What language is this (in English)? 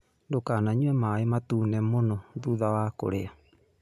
Kikuyu